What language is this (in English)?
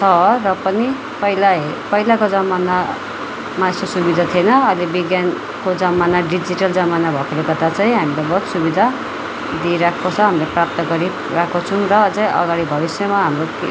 Nepali